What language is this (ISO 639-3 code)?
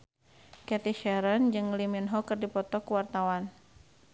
sun